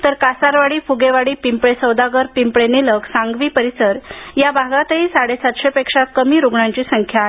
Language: Marathi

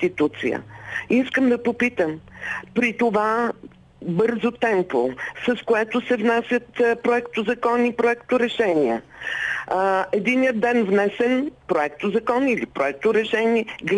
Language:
Bulgarian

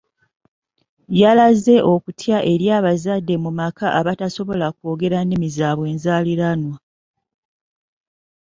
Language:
Ganda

